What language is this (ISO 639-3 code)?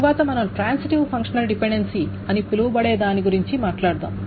tel